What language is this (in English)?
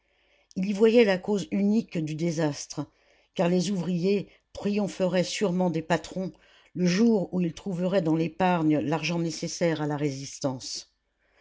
French